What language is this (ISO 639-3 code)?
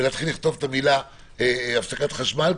heb